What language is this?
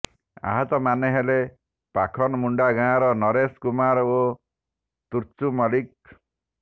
Odia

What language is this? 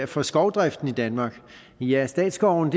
Danish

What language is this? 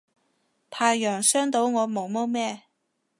Cantonese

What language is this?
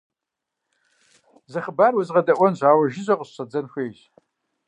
Kabardian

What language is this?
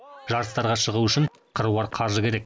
Kazakh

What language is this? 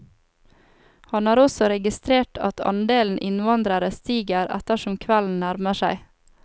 Norwegian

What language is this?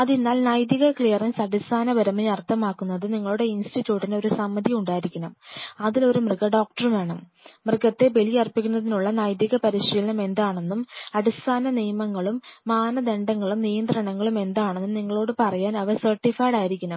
Malayalam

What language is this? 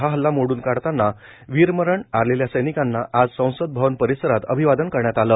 Marathi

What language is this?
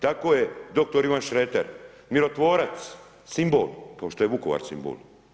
Croatian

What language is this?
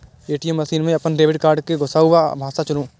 Maithili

